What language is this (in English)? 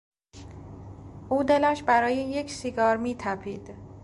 Persian